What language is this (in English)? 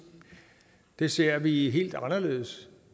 Danish